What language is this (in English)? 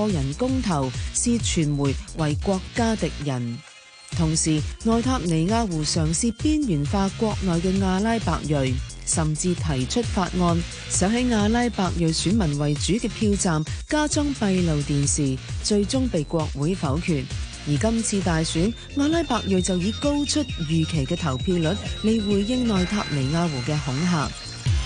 Chinese